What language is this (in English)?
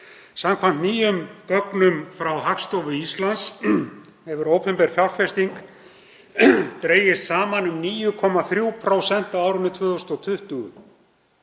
Icelandic